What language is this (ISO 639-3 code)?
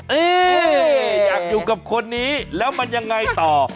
tha